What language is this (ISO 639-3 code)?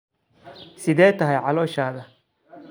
som